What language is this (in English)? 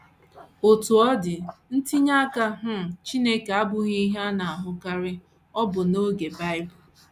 Igbo